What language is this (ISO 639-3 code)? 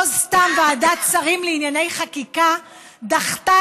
heb